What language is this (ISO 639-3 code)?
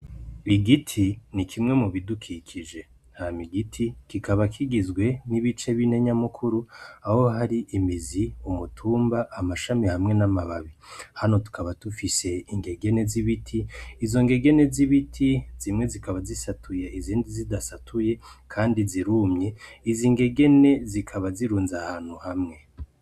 run